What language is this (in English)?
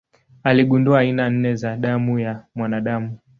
Swahili